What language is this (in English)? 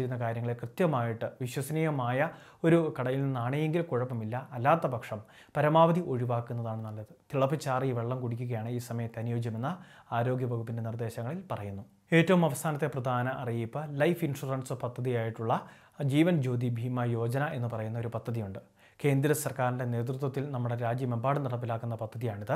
Malayalam